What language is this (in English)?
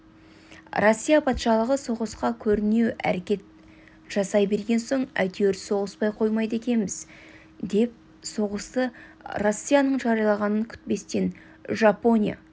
Kazakh